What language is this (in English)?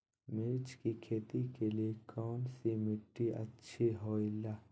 Magahi